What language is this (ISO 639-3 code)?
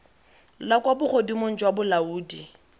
tsn